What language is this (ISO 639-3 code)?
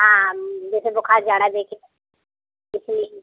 hin